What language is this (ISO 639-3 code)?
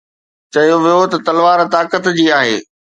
snd